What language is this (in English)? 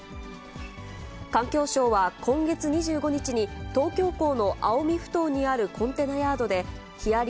Japanese